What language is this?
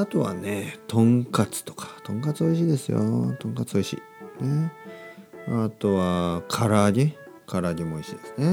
Japanese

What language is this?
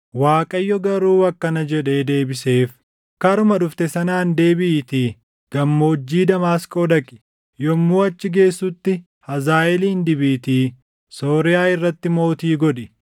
Oromo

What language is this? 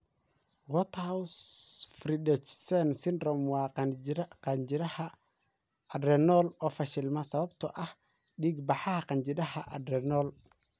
Somali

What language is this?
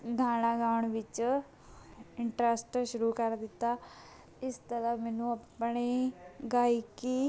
Punjabi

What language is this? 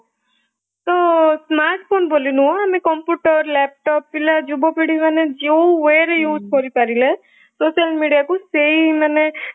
Odia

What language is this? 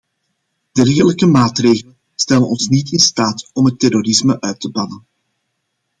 Dutch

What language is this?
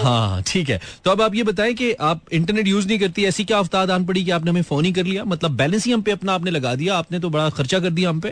Hindi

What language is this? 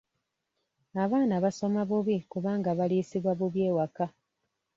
Ganda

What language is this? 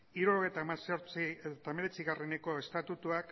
Basque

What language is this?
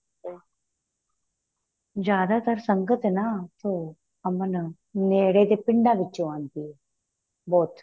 Punjabi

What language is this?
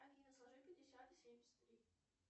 Russian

